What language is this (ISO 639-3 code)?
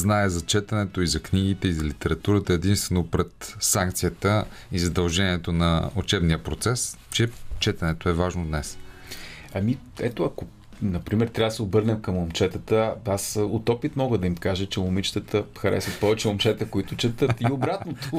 bul